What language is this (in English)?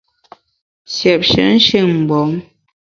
Bamun